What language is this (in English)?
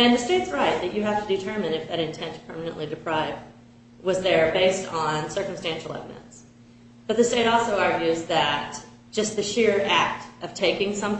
English